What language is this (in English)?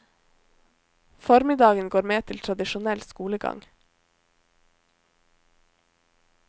Norwegian